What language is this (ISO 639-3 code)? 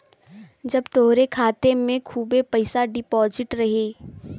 bho